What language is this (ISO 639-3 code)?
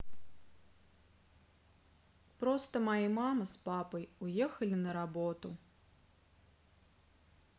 rus